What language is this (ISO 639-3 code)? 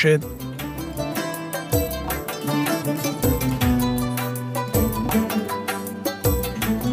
fas